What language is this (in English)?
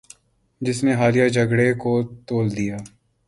Urdu